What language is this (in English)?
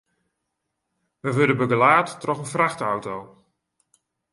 Western Frisian